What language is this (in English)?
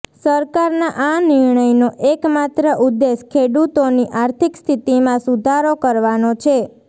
Gujarati